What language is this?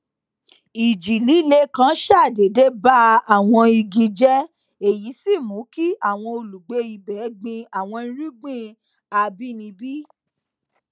Yoruba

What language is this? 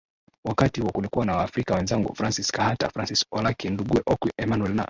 Swahili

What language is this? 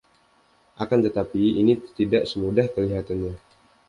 Indonesian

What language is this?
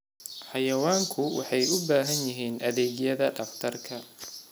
Somali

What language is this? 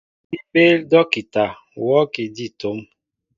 Mbo (Cameroon)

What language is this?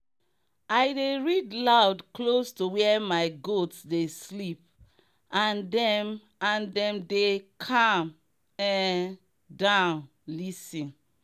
Nigerian Pidgin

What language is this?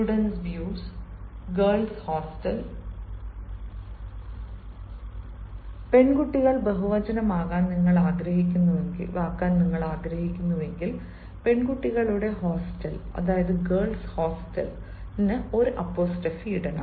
Malayalam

